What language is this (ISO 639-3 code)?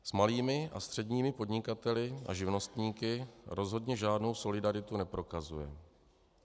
ces